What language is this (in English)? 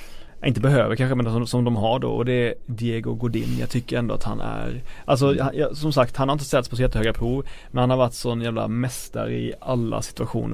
Swedish